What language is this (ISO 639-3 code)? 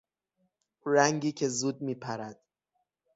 fas